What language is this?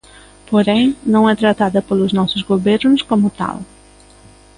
Galician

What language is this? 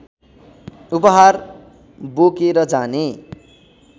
Nepali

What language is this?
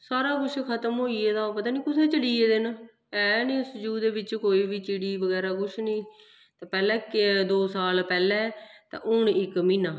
Dogri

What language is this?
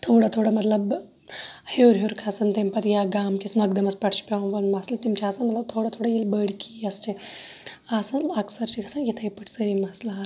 Kashmiri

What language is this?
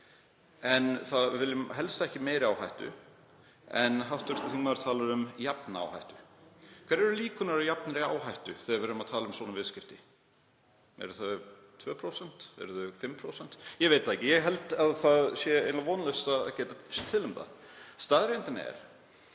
Icelandic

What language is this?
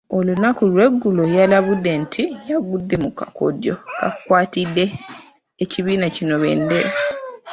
Ganda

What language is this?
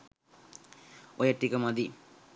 Sinhala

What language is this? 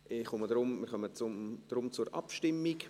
Swiss German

